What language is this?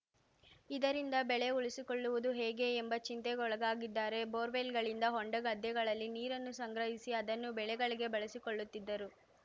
Kannada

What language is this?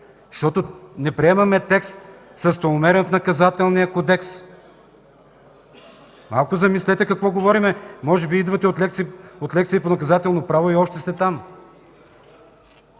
Bulgarian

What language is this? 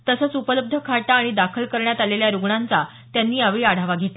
Marathi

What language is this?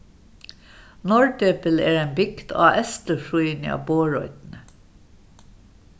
Faroese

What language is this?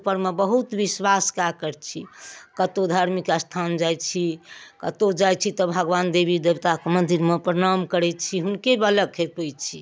Maithili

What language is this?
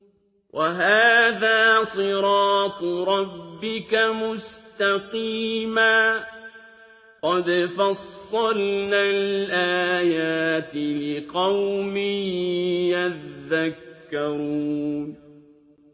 Arabic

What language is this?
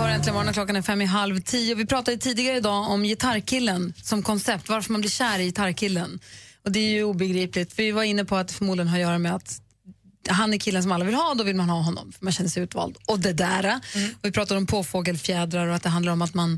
Swedish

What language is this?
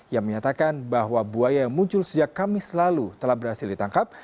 Indonesian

